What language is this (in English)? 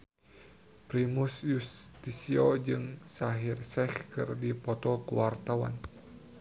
Sundanese